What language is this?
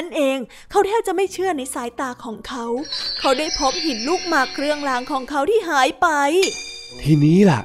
Thai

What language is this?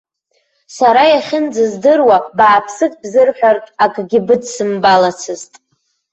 Abkhazian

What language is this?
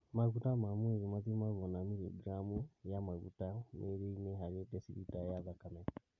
Kikuyu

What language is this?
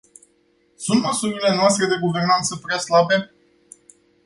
Romanian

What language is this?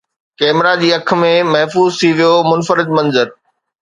Sindhi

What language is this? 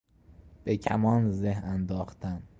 Persian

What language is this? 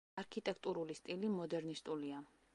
Georgian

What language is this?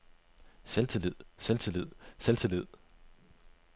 Danish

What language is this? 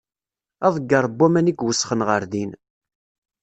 Kabyle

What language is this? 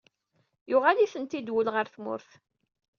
Kabyle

